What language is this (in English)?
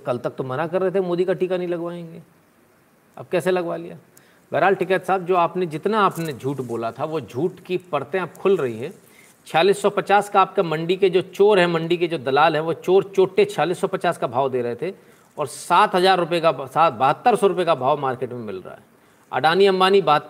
Hindi